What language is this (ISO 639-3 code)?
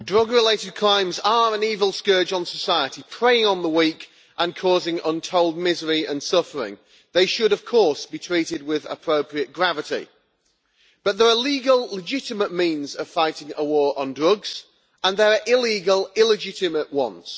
eng